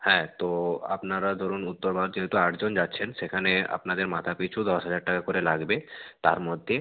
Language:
Bangla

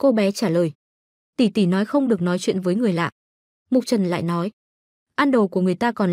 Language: Vietnamese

